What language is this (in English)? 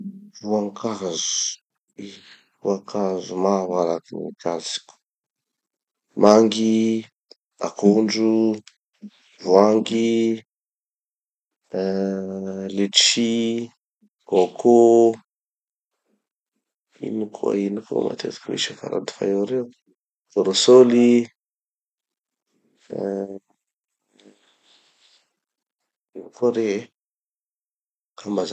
Tanosy Malagasy